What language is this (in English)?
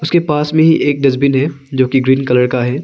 Hindi